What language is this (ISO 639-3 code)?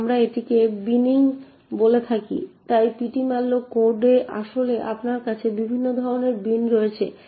ben